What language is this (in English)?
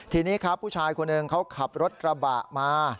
Thai